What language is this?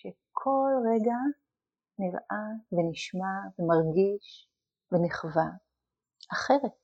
Hebrew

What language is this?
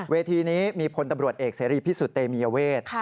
Thai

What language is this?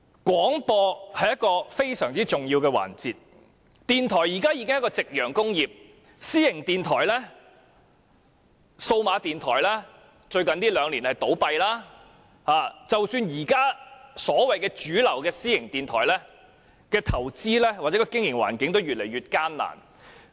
Cantonese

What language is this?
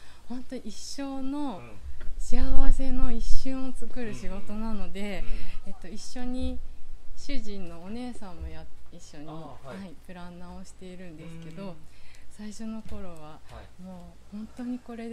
Japanese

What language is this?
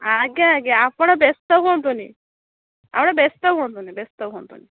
Odia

